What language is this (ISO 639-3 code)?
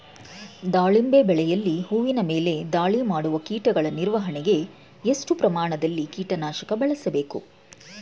kan